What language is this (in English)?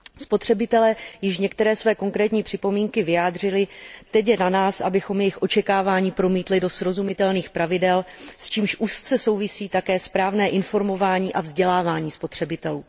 Czech